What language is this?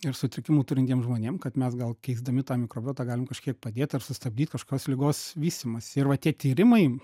Lithuanian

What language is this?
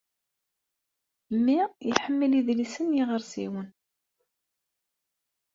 Kabyle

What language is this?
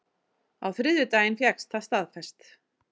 Icelandic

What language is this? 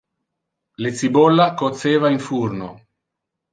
Interlingua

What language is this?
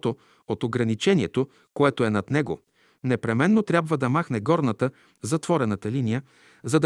Bulgarian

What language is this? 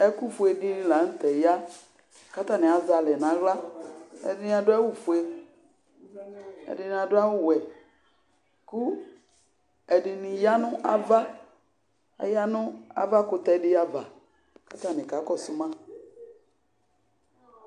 Ikposo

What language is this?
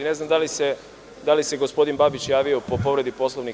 Serbian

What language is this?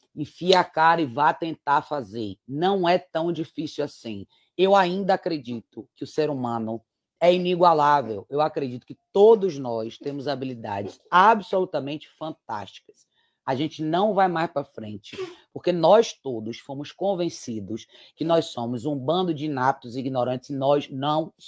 Portuguese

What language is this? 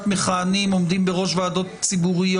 Hebrew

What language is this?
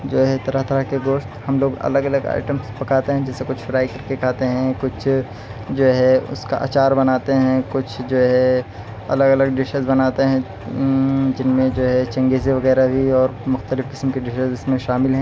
Urdu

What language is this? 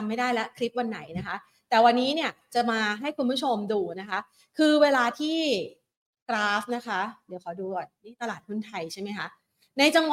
Thai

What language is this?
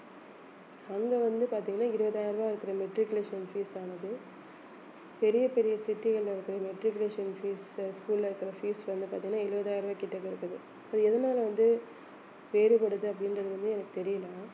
Tamil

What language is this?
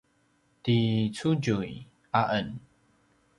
Paiwan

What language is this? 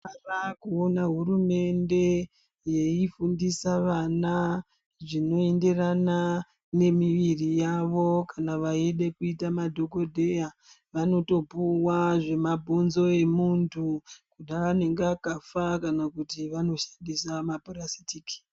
Ndau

